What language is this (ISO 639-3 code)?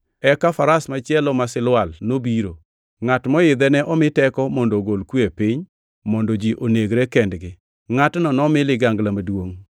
luo